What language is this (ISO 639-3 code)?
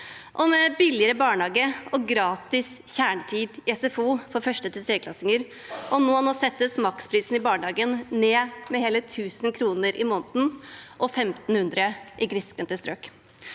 nor